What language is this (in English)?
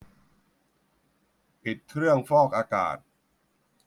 Thai